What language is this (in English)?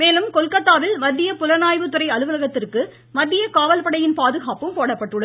Tamil